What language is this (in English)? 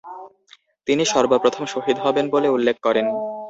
Bangla